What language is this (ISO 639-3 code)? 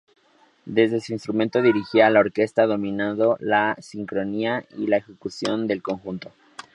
spa